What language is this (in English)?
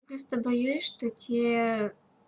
Russian